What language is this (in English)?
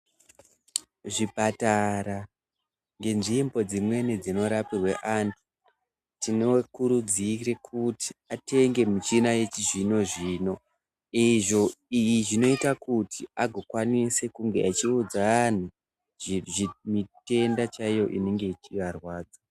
Ndau